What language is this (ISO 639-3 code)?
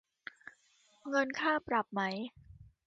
tha